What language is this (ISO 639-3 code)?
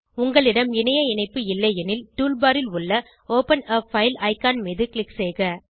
tam